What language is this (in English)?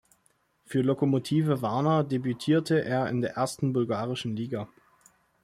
German